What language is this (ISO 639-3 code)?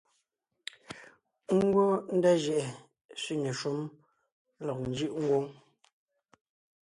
nnh